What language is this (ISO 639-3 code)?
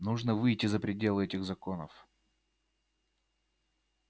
rus